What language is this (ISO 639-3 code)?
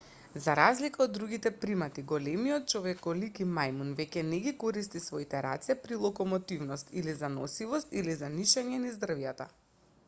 mkd